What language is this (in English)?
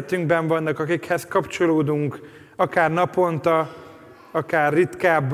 Hungarian